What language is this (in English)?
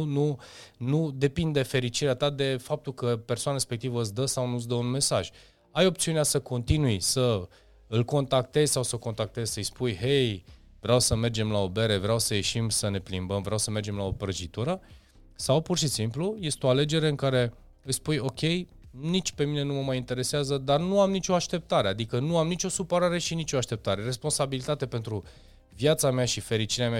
Romanian